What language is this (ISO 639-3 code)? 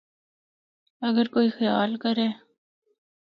hno